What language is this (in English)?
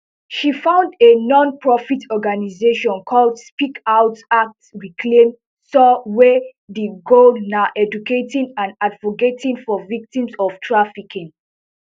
Nigerian Pidgin